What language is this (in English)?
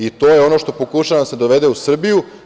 Serbian